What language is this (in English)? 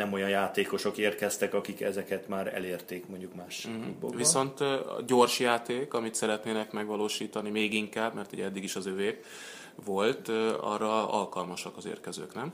Hungarian